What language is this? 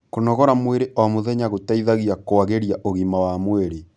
Kikuyu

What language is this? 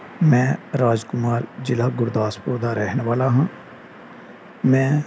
Punjabi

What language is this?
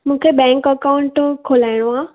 Sindhi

